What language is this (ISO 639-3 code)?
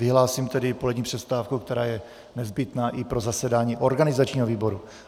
ces